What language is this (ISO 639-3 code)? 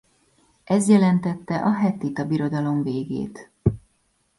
hun